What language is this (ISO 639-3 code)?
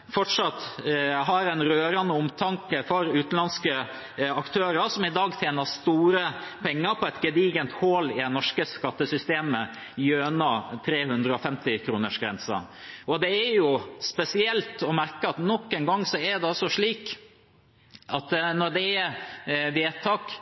nob